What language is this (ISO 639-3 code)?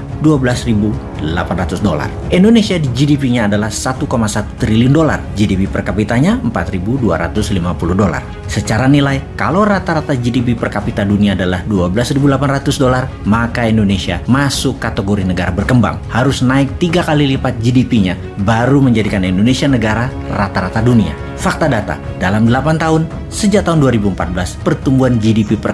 ind